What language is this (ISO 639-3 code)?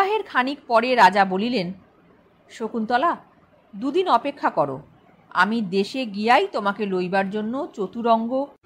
ben